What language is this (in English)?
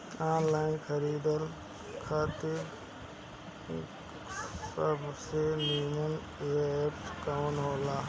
Bhojpuri